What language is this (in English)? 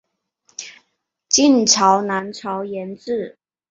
Chinese